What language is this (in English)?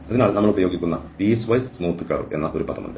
Malayalam